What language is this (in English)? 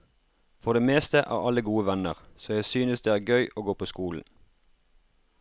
Norwegian